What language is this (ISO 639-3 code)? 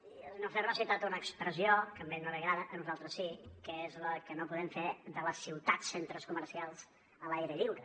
cat